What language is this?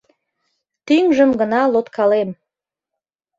Mari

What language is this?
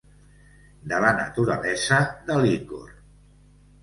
Catalan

